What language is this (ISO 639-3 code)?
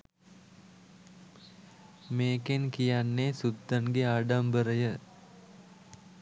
sin